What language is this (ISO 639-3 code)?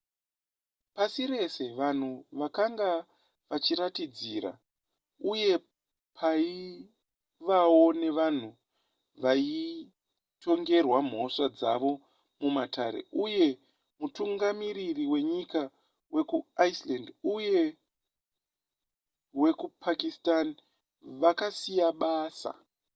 sna